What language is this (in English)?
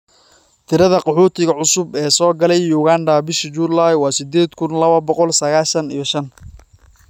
Somali